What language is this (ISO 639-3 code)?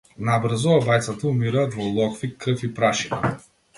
mkd